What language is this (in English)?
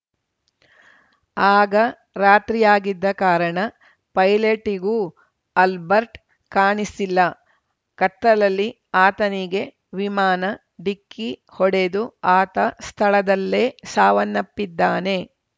Kannada